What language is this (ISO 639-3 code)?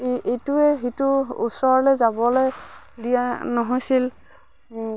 asm